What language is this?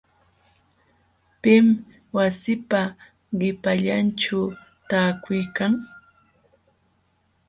Jauja Wanca Quechua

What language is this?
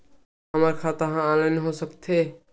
Chhattisgarhi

